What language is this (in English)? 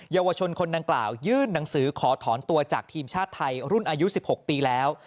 Thai